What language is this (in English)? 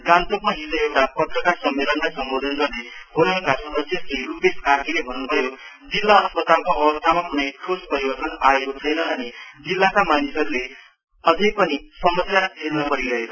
Nepali